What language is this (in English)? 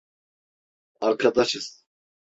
Turkish